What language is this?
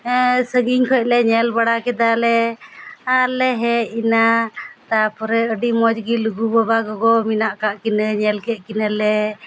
Santali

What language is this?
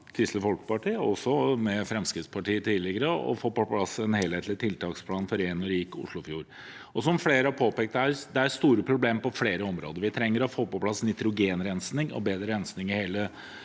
Norwegian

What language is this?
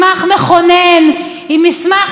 Hebrew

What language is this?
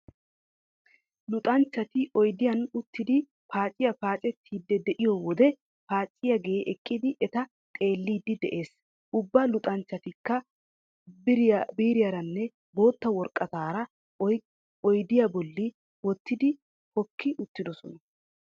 Wolaytta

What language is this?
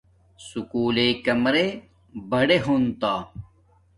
Domaaki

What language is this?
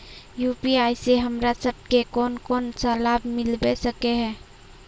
Magahi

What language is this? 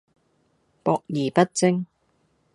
Cantonese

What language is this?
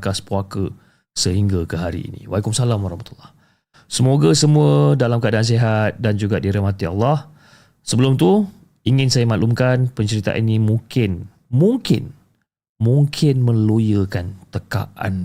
Malay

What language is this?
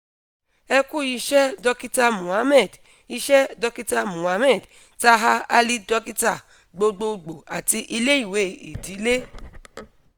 Yoruba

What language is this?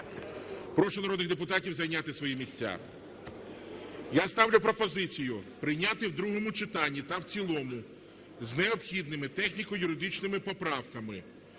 Ukrainian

